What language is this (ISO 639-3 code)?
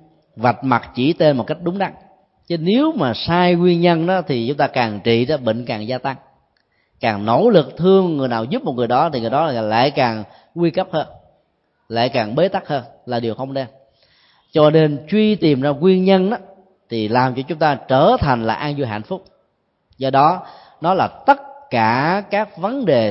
vie